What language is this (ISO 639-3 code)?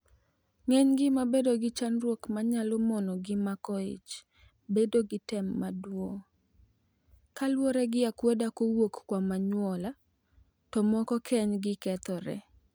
luo